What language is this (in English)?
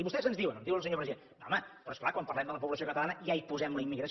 Catalan